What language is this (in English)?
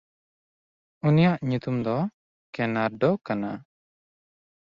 Santali